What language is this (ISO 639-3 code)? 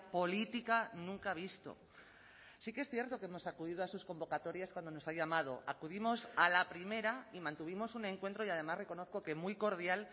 spa